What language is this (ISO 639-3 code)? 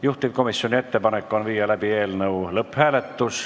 est